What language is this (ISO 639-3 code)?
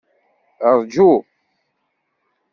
kab